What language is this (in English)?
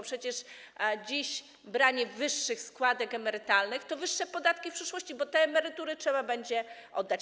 Polish